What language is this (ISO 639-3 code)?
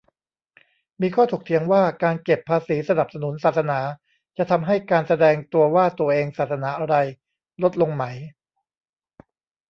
tha